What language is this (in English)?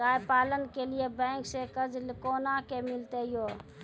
Maithili